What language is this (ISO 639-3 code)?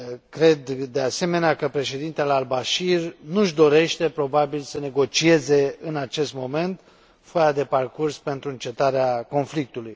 ron